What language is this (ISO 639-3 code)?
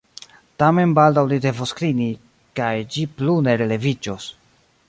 epo